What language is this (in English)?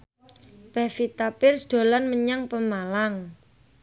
Javanese